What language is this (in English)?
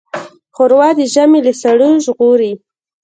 Pashto